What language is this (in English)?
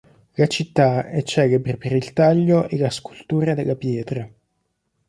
Italian